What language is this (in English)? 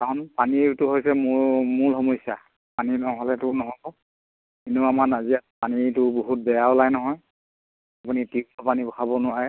Assamese